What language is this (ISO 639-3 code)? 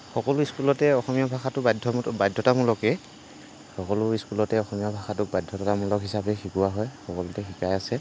asm